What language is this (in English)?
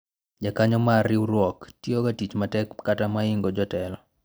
Luo (Kenya and Tanzania)